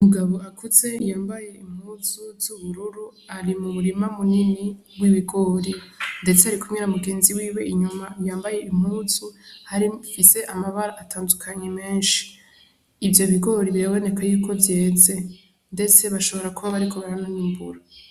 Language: Rundi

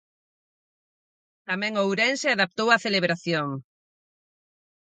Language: Galician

